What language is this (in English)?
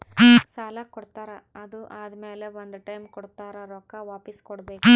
Kannada